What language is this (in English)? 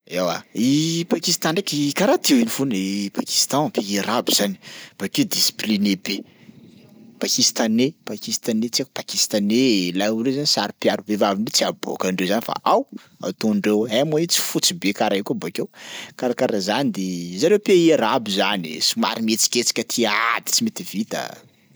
Sakalava Malagasy